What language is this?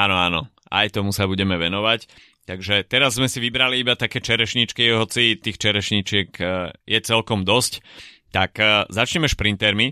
Slovak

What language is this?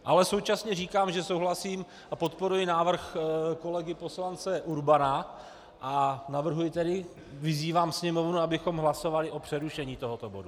Czech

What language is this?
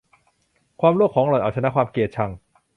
Thai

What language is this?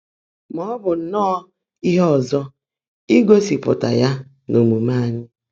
Igbo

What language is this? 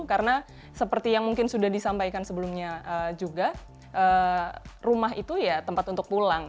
Indonesian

